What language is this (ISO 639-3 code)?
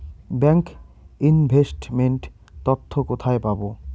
ben